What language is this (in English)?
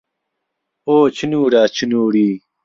Central Kurdish